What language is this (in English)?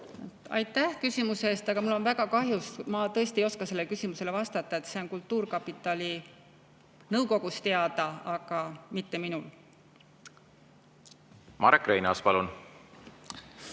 Estonian